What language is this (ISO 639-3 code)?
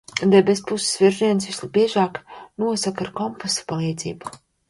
lav